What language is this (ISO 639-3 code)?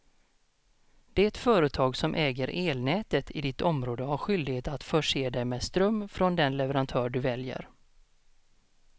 swe